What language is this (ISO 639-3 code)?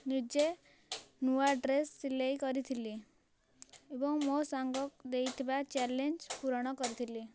ori